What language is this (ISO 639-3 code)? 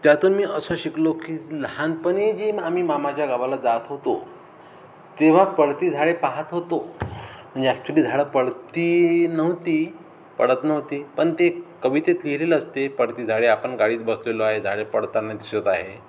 mar